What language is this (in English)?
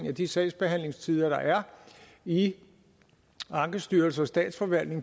Danish